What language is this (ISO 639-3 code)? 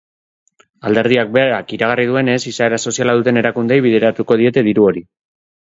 eus